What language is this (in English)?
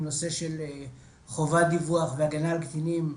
Hebrew